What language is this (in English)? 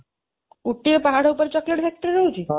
Odia